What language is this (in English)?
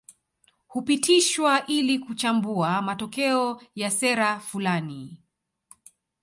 Swahili